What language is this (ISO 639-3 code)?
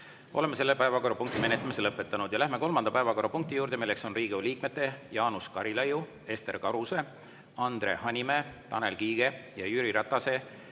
est